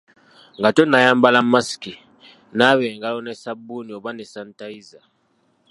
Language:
Ganda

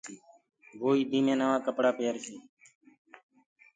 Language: Gurgula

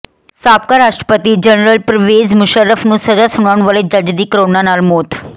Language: Punjabi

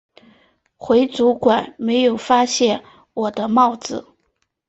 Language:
Chinese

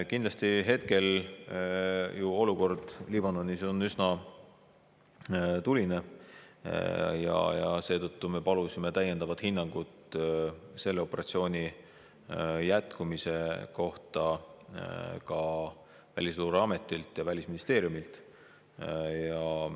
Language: Estonian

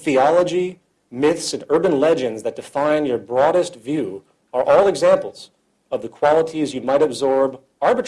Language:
English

